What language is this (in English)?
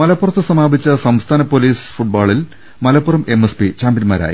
Malayalam